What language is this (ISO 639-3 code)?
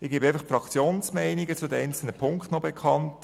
gsw